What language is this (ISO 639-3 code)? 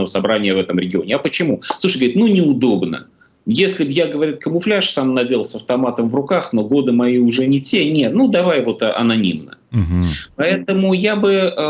rus